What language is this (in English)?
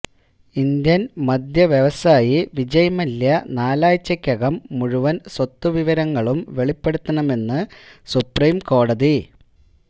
Malayalam